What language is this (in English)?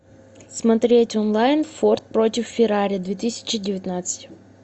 Russian